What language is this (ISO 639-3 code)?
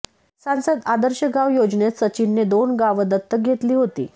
mar